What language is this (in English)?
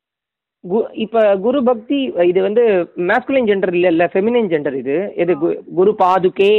Tamil